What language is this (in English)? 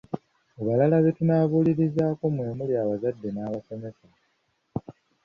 Ganda